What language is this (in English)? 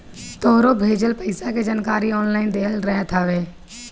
Bhojpuri